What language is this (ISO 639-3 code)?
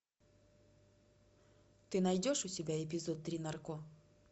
rus